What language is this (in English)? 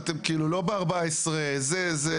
Hebrew